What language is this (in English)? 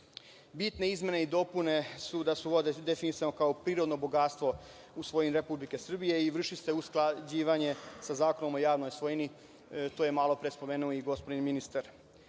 Serbian